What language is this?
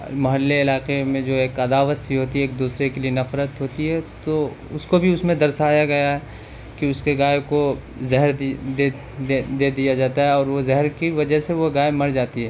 Urdu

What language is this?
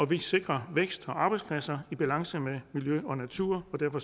Danish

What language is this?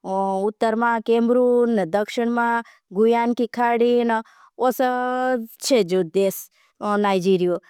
Bhili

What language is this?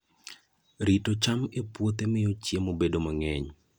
Luo (Kenya and Tanzania)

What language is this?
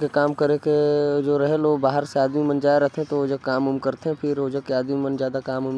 Korwa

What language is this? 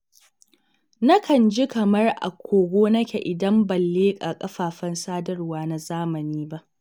Hausa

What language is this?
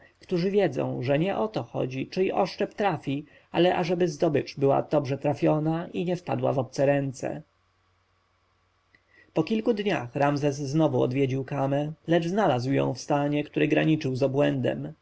Polish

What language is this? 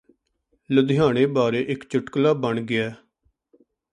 Punjabi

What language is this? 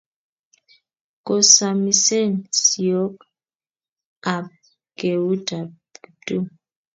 Kalenjin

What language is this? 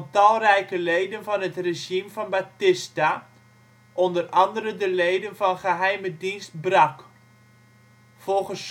Dutch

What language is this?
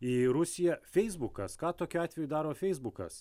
Lithuanian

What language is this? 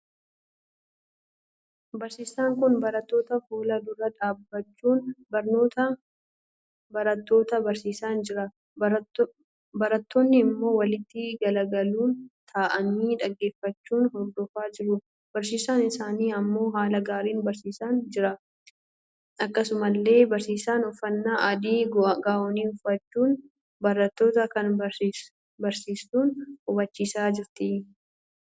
Oromo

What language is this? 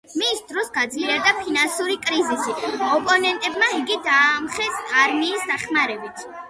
Georgian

